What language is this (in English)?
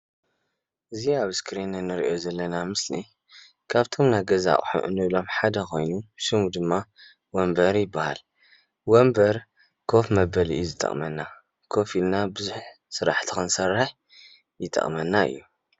Tigrinya